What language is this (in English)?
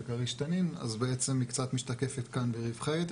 Hebrew